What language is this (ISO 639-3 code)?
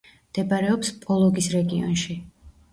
kat